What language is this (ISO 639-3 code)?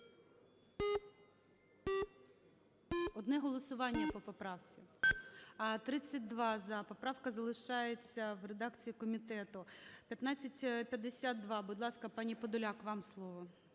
ukr